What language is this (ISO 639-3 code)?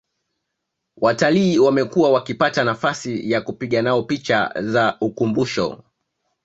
swa